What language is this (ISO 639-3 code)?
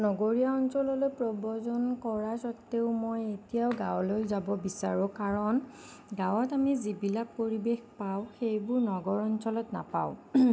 asm